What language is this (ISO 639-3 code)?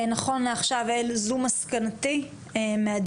heb